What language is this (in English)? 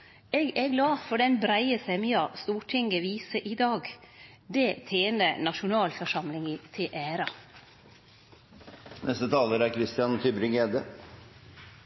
Norwegian Nynorsk